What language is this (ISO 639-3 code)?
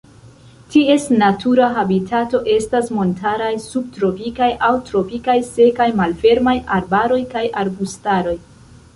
epo